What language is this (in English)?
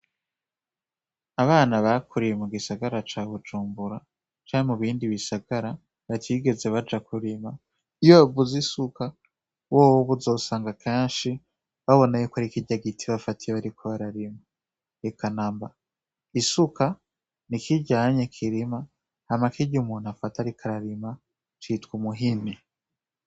Rundi